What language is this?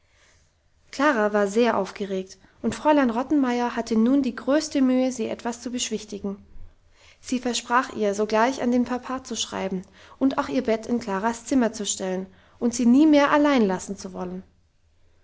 German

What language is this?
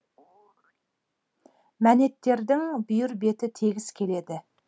Kazakh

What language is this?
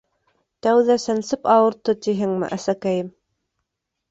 Bashkir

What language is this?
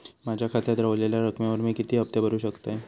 Marathi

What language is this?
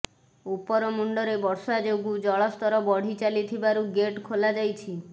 Odia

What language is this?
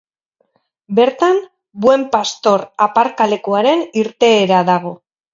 Basque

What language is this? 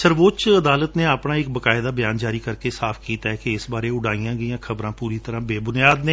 Punjabi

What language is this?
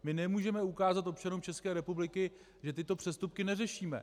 Czech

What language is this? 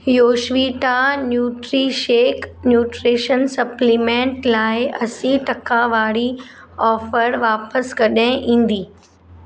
Sindhi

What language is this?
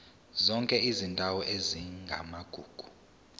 Zulu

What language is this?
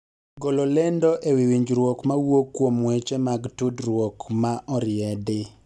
Luo (Kenya and Tanzania)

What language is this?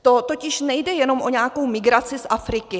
Czech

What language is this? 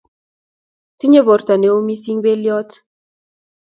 Kalenjin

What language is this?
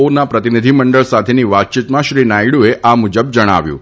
Gujarati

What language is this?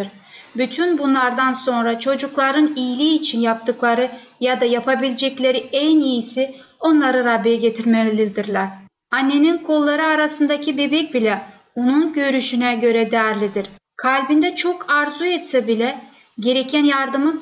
Turkish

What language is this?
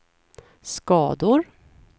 Swedish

